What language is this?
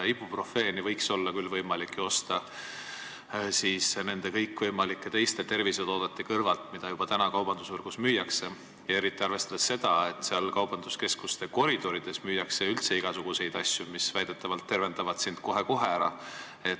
Estonian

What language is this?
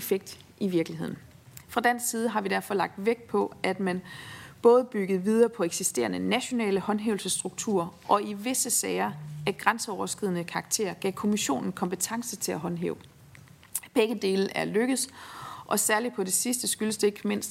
Danish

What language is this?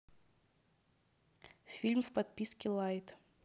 Russian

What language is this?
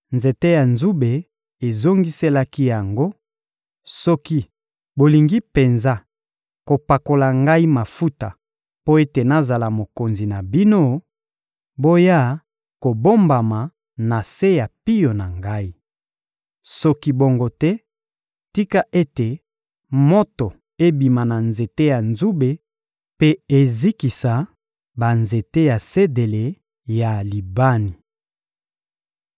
Lingala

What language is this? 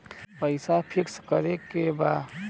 Bhojpuri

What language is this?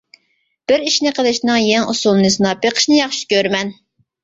Uyghur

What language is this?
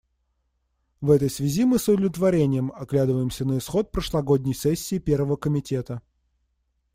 Russian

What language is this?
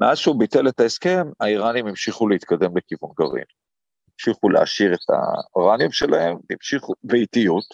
Hebrew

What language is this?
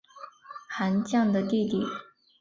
Chinese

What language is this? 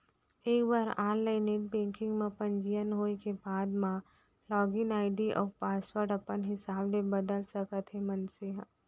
Chhattisgarhi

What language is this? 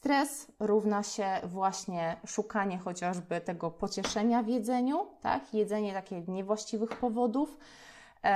Polish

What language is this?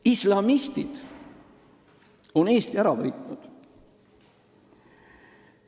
Estonian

